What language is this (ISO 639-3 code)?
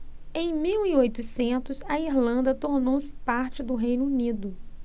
por